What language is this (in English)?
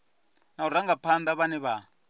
Venda